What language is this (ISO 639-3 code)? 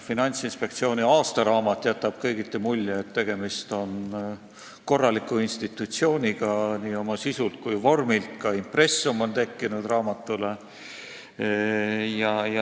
est